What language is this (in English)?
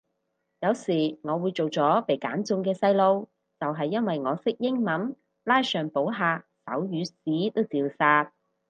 Cantonese